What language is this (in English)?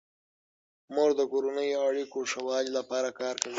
Pashto